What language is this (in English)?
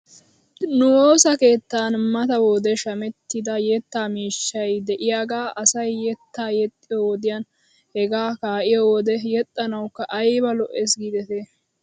Wolaytta